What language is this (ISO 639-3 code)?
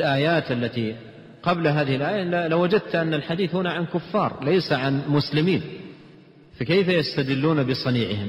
ara